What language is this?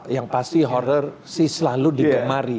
Indonesian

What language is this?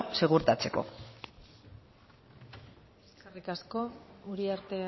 Basque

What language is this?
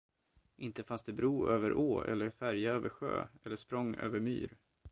Swedish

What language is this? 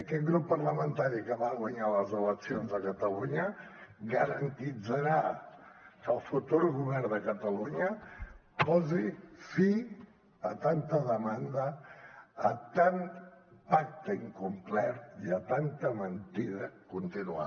Catalan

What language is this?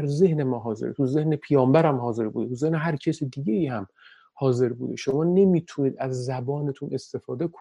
Persian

